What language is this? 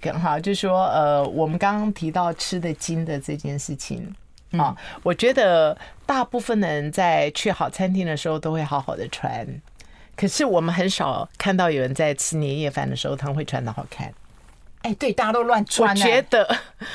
Chinese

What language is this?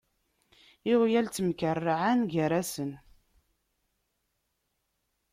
Kabyle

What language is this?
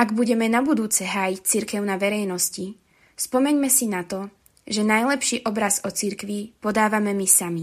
Slovak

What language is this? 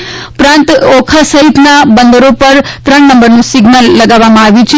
Gujarati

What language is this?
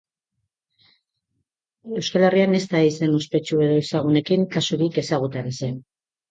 Basque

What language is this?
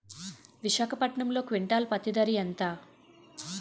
Telugu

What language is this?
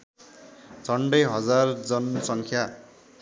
Nepali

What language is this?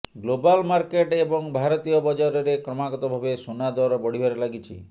Odia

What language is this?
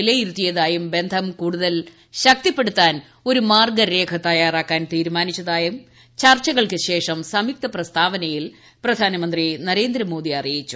Malayalam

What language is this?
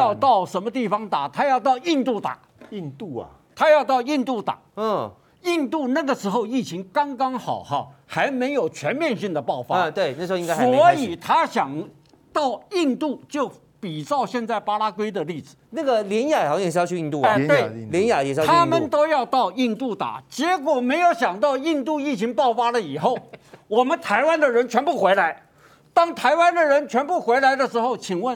Chinese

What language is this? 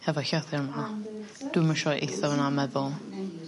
Welsh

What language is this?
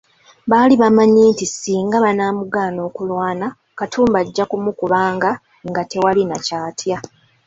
Ganda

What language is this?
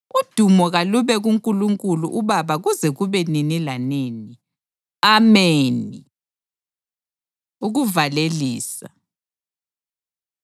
North Ndebele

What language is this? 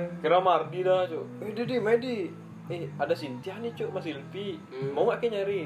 Indonesian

